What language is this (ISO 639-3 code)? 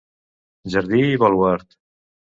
cat